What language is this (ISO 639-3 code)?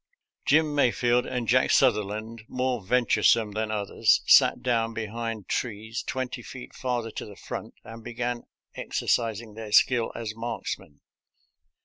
eng